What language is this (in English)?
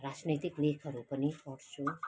Nepali